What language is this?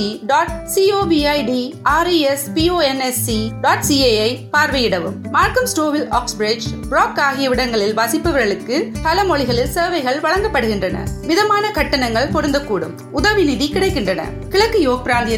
Urdu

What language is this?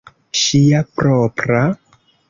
Esperanto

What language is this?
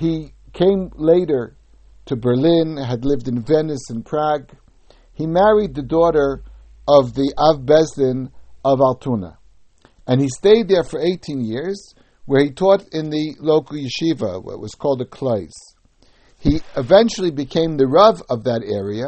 English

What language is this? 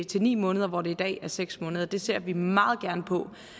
Danish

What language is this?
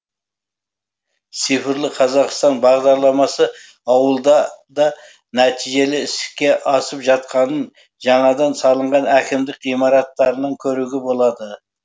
Kazakh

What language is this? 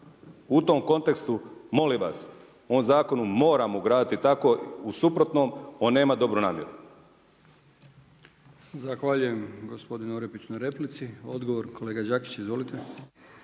Croatian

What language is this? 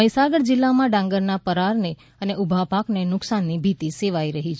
Gujarati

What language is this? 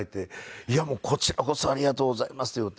Japanese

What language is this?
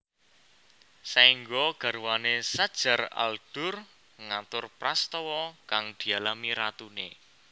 Javanese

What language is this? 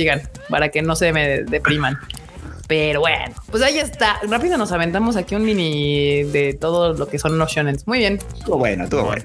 Spanish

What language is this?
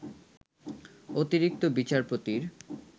Bangla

